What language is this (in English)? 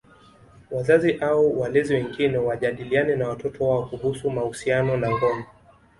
Swahili